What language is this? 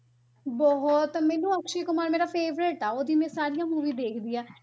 Punjabi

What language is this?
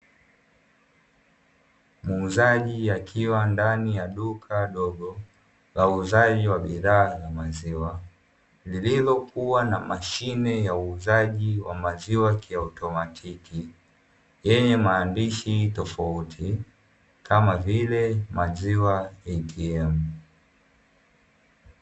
Swahili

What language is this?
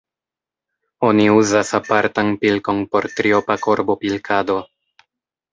Esperanto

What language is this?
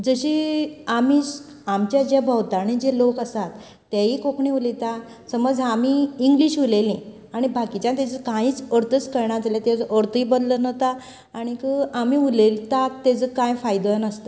Konkani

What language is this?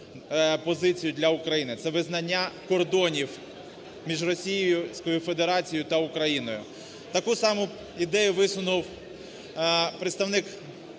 Ukrainian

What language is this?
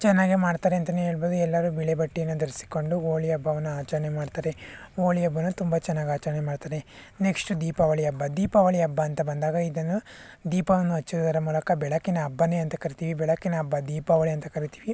Kannada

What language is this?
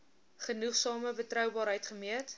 Afrikaans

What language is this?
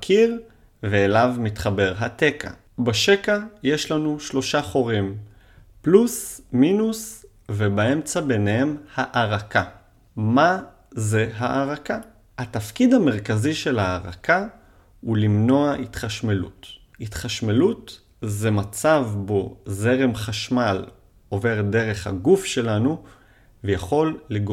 Hebrew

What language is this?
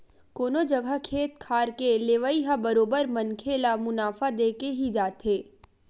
Chhattisgarhi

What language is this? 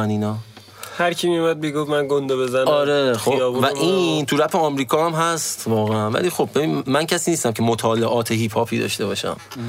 Persian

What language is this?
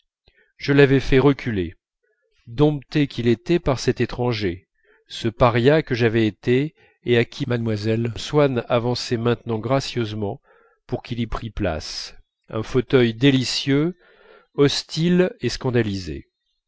French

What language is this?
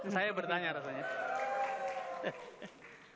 Indonesian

